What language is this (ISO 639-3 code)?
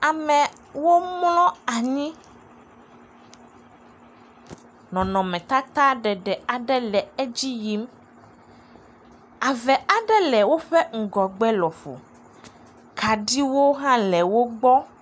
ewe